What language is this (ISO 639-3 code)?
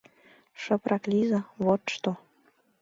chm